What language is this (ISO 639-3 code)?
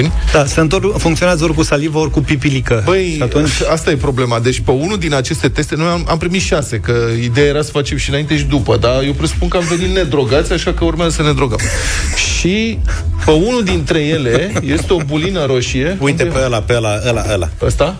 ron